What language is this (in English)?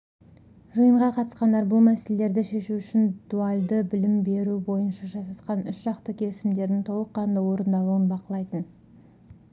Kazakh